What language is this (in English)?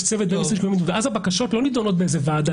Hebrew